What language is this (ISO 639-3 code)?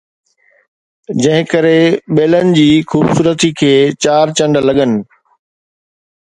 snd